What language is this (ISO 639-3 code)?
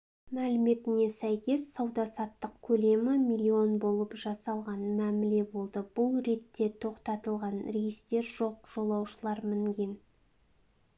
kaz